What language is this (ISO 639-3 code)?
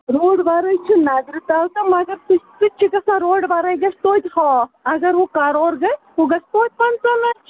kas